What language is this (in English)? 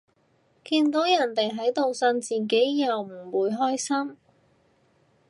Cantonese